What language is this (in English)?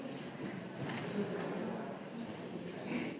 Slovenian